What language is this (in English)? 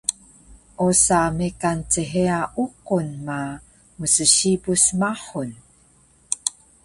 Taroko